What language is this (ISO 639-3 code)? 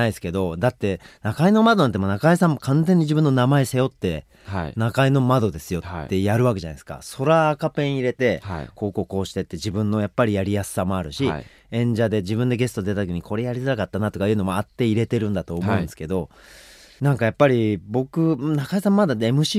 jpn